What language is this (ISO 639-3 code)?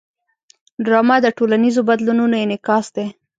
pus